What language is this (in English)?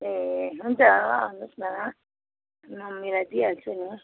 Nepali